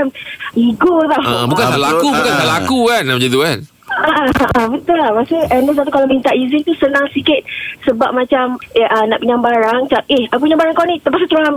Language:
Malay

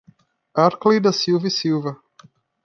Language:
Portuguese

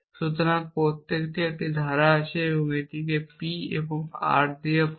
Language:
Bangla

